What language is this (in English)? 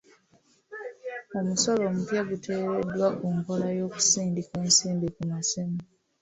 Ganda